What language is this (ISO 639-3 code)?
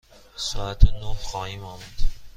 fas